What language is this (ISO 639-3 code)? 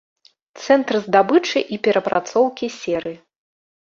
bel